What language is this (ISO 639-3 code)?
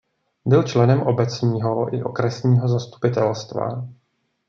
ces